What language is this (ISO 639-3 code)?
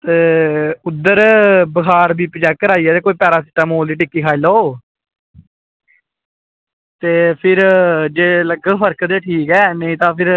doi